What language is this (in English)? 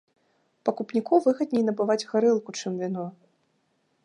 Belarusian